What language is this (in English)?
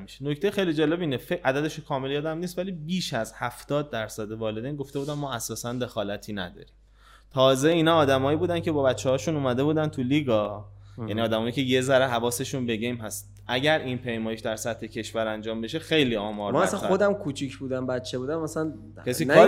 Persian